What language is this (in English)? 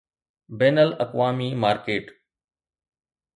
Sindhi